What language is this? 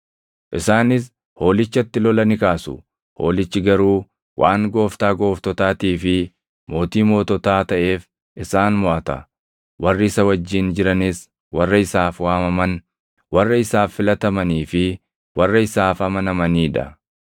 Oromo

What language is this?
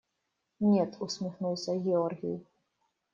Russian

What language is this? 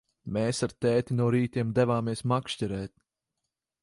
Latvian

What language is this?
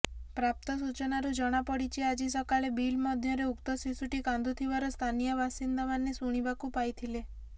Odia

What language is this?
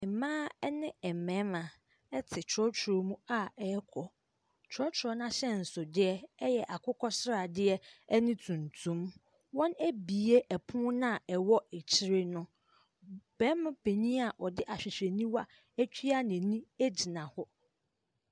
Akan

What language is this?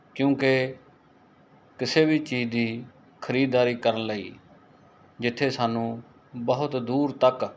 Punjabi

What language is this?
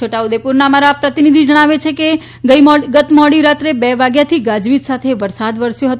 Gujarati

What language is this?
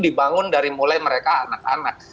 Indonesian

